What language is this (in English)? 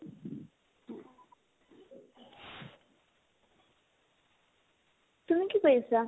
Assamese